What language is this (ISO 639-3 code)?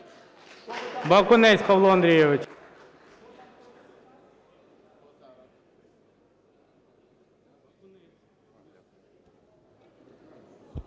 ukr